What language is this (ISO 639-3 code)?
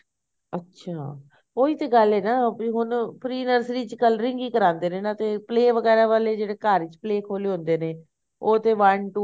pan